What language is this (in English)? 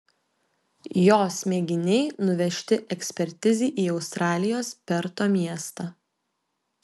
Lithuanian